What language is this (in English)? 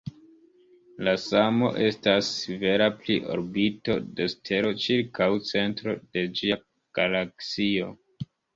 Esperanto